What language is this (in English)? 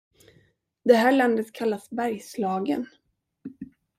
Swedish